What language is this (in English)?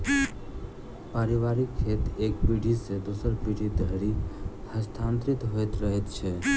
Maithili